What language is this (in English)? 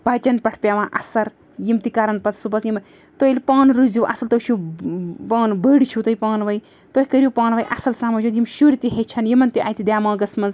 Kashmiri